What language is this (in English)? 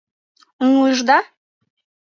Mari